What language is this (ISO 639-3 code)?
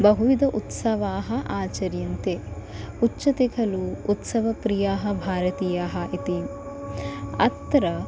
san